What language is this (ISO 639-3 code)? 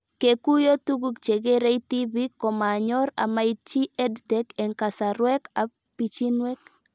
kln